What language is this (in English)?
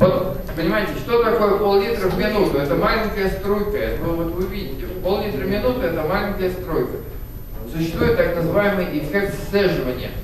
Russian